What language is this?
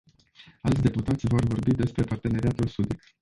Romanian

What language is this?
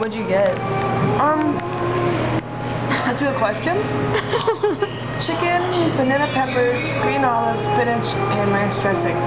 English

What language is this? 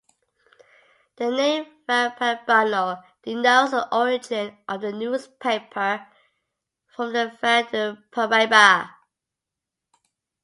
English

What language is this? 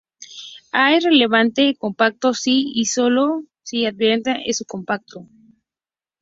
Spanish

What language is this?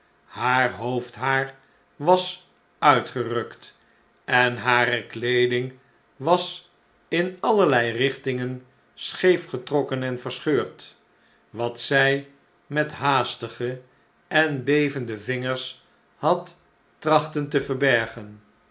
Dutch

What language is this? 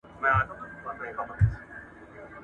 Pashto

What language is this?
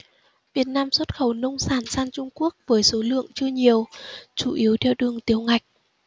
Vietnamese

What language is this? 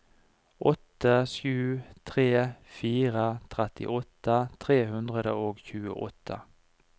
Norwegian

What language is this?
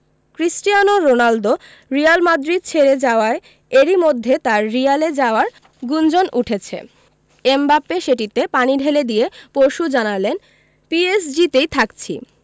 Bangla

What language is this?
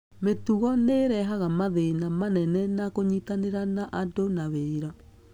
Kikuyu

